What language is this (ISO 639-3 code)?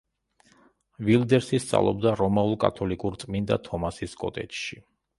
kat